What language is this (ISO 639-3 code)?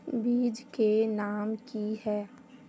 mag